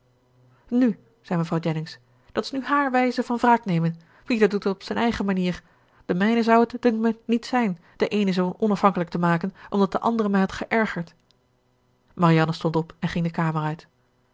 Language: Dutch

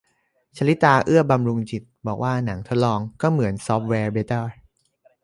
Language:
Thai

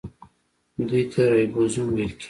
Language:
Pashto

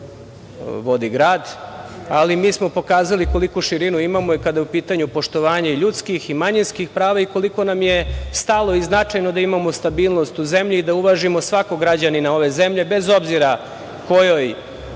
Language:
Serbian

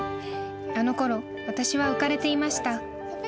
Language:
Japanese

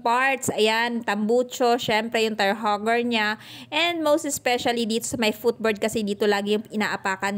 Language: Filipino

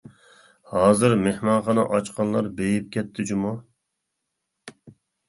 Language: Uyghur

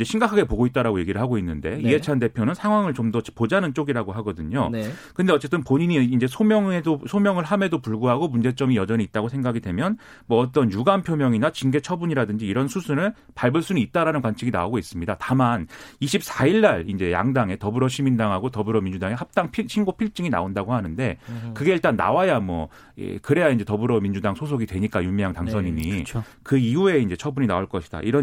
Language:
Korean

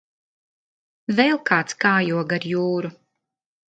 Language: Latvian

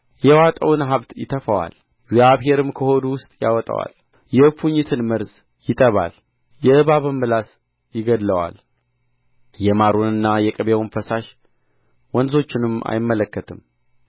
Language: Amharic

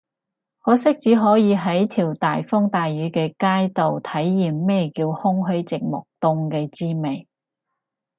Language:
Cantonese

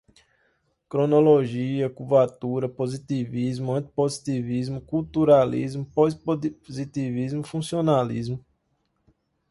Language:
Portuguese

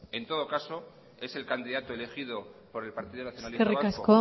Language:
Spanish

